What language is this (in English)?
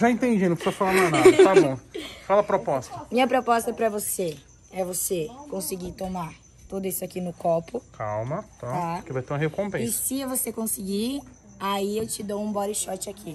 Portuguese